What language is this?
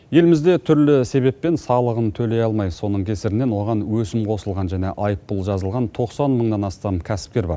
Kazakh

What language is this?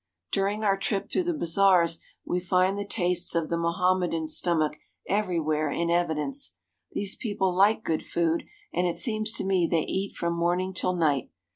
English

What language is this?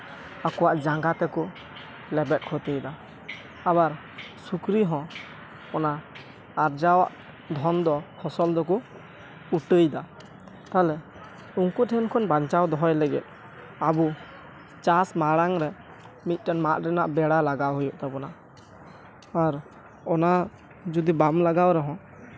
Santali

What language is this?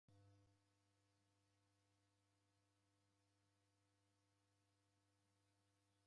Taita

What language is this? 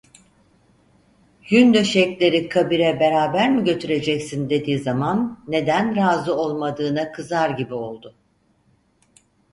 Turkish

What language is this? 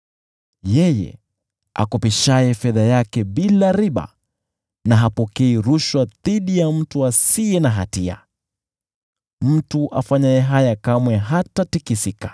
Swahili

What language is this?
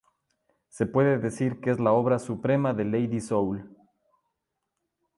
Spanish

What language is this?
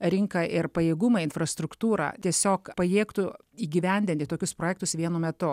Lithuanian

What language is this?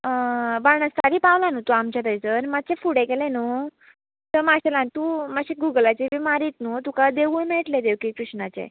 Konkani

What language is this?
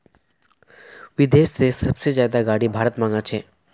Magahi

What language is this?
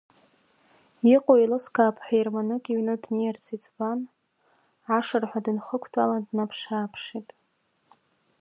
Abkhazian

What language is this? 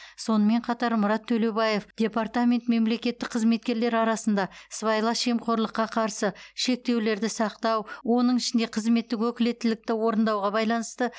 Kazakh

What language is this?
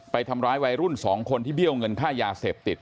Thai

